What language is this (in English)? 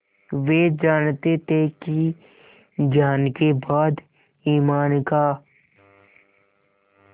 Hindi